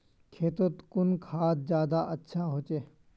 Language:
Magahi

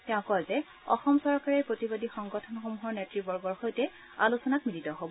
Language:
Assamese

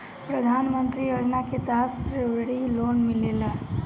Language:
Bhojpuri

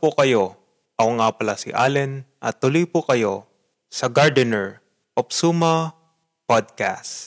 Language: Filipino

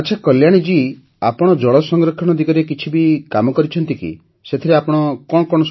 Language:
Odia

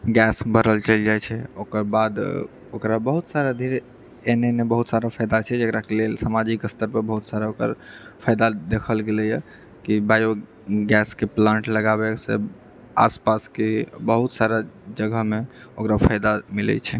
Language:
Maithili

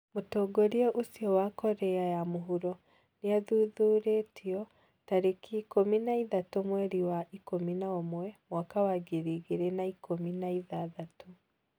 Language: Kikuyu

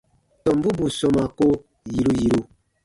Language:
Baatonum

